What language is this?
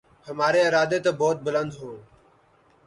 Urdu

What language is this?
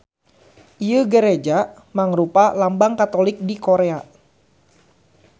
Sundanese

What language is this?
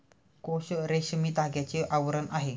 Marathi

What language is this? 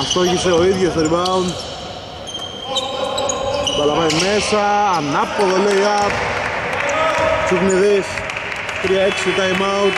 Greek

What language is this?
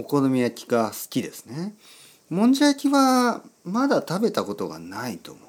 Japanese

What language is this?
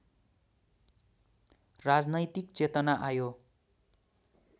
Nepali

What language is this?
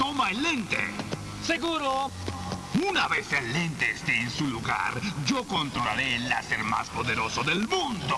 Spanish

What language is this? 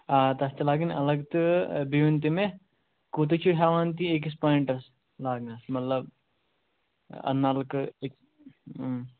Kashmiri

